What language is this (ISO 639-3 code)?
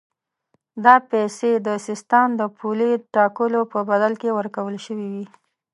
pus